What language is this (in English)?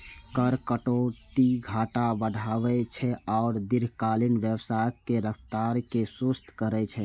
Maithili